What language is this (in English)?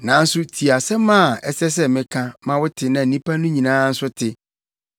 Akan